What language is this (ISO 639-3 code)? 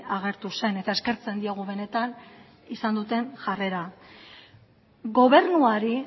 eus